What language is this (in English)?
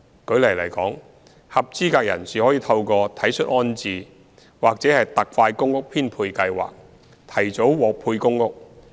Cantonese